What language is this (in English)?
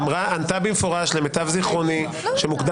Hebrew